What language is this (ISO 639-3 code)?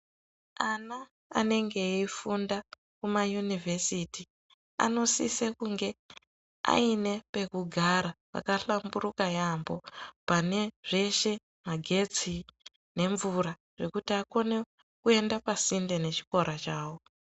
ndc